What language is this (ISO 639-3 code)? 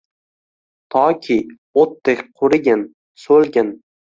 uzb